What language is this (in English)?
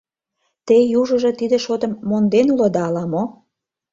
Mari